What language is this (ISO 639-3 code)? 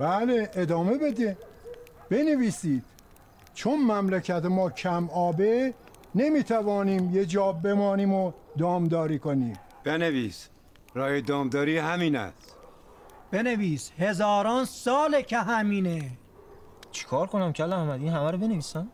fas